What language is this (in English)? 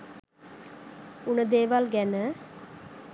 Sinhala